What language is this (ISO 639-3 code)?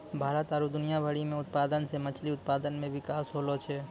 mai